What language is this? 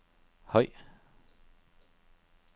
Danish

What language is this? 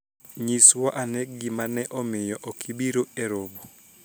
Luo (Kenya and Tanzania)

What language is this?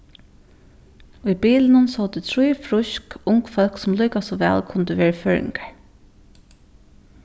Faroese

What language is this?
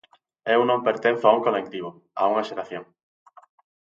Galician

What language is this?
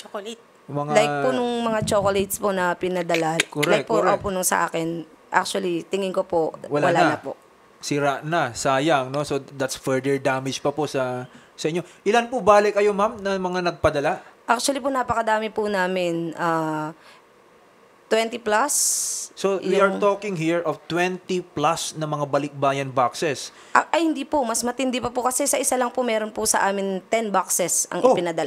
Filipino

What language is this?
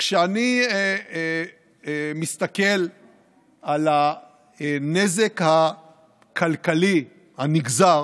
Hebrew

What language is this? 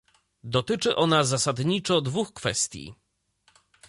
Polish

